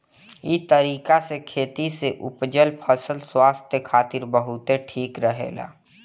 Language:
Bhojpuri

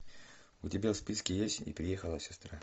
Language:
Russian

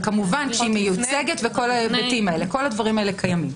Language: Hebrew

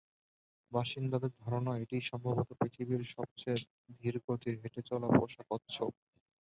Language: Bangla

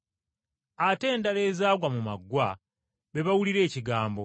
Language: Ganda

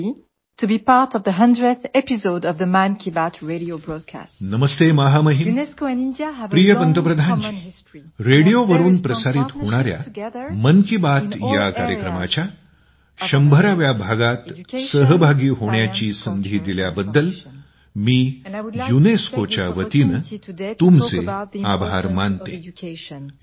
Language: Marathi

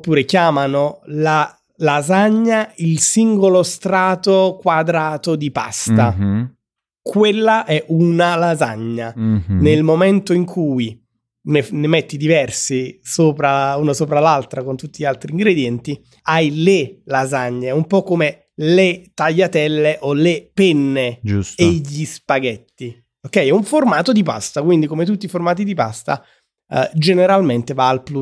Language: Italian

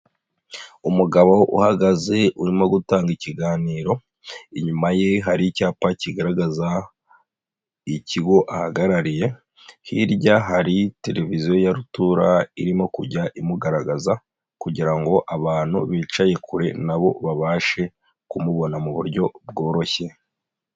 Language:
Kinyarwanda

